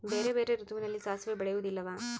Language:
Kannada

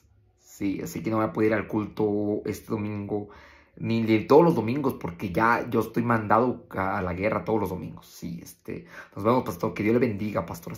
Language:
Spanish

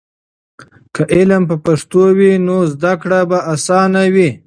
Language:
Pashto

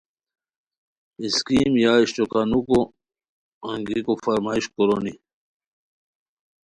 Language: Khowar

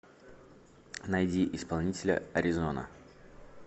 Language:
Russian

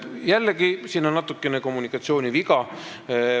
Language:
Estonian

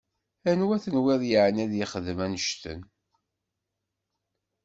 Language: Kabyle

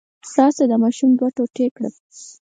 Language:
Pashto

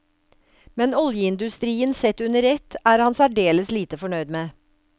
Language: Norwegian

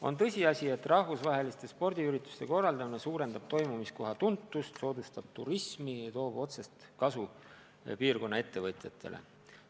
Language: Estonian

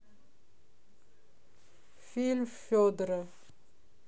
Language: Russian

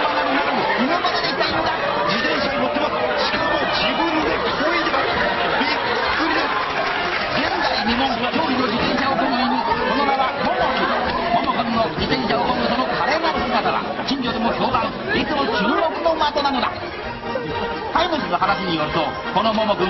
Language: Japanese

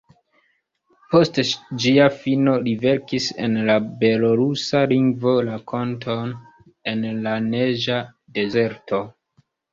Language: Esperanto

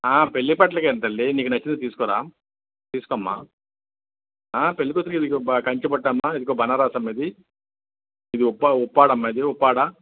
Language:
Telugu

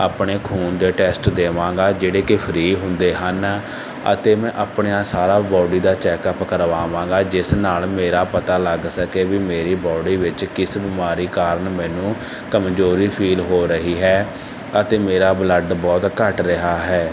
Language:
Punjabi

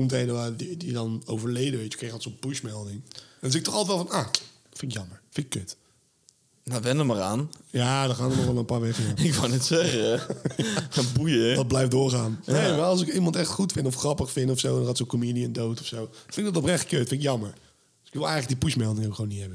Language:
Dutch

